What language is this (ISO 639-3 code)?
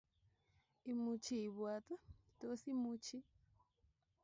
kln